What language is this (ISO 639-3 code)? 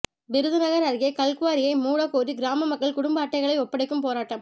tam